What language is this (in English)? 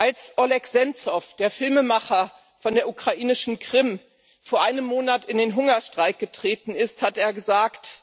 German